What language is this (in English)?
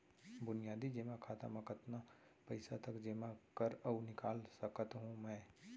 Chhattisgarhi